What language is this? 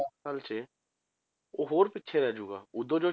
Punjabi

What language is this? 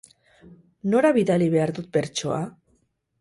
Basque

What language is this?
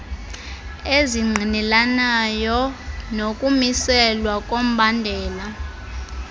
Xhosa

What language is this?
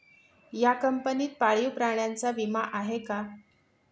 Marathi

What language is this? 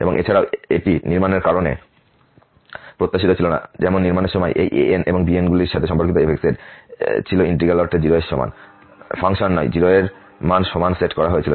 Bangla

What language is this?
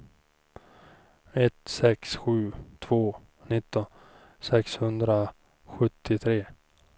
Swedish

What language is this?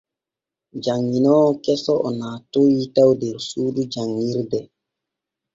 Borgu Fulfulde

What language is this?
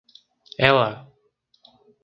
Portuguese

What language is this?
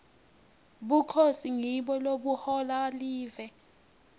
Swati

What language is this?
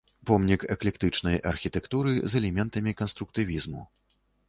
Belarusian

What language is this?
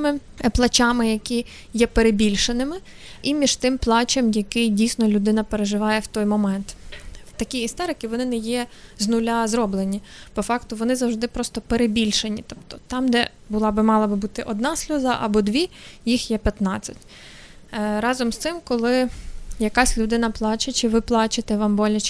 Ukrainian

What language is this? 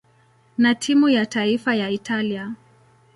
Swahili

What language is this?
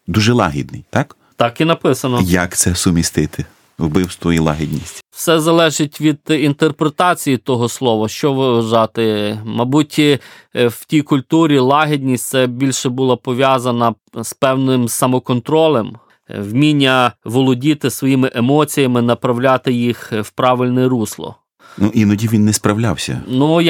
Ukrainian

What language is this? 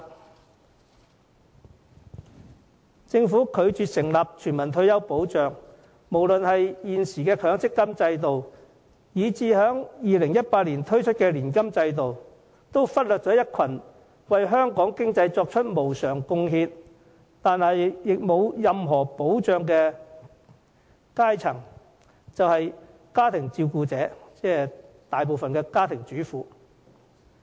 Cantonese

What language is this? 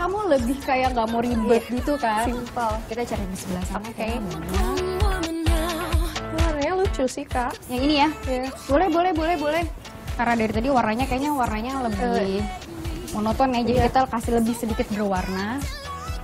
Indonesian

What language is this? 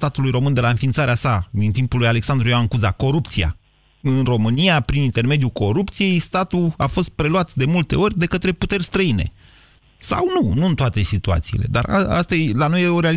Romanian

